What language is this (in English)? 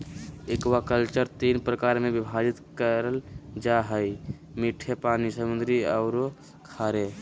Magahi